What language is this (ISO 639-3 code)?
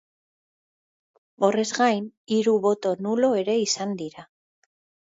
eus